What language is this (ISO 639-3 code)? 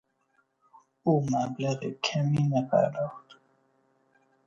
fas